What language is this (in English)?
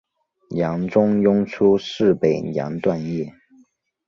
Chinese